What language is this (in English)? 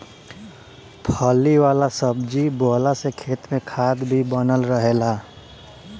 Bhojpuri